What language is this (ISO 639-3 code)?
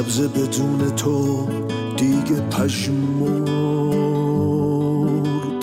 fas